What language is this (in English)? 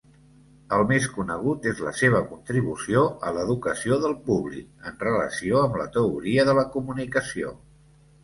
Catalan